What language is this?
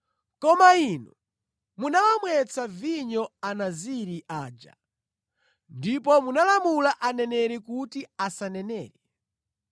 Nyanja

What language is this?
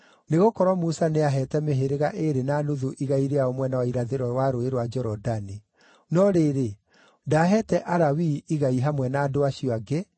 Kikuyu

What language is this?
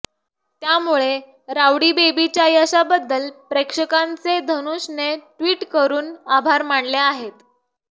Marathi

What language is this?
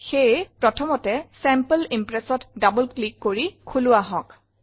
Assamese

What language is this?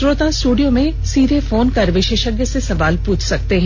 Hindi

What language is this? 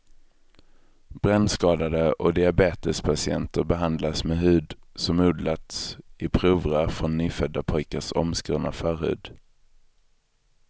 Swedish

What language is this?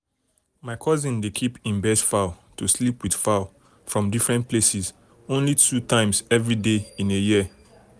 Nigerian Pidgin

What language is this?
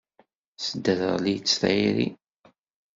Kabyle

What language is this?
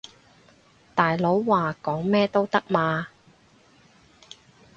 Cantonese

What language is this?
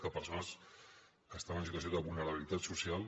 Catalan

